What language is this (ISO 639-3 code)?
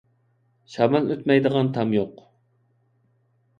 uig